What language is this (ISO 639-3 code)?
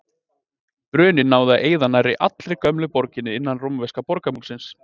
isl